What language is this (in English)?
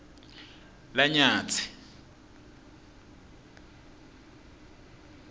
Swati